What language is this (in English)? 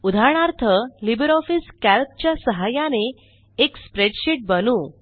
Marathi